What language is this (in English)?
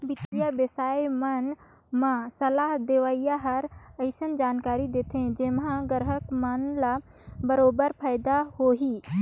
Chhattisgarhi